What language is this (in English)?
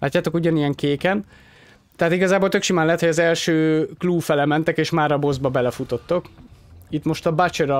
Hungarian